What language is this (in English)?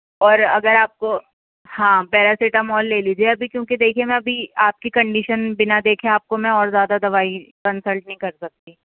Urdu